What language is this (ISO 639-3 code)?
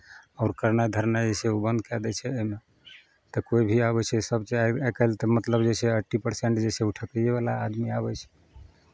mai